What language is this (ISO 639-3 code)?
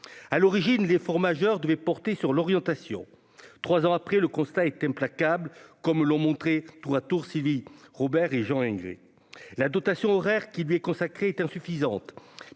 fra